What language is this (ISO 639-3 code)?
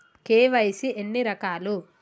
tel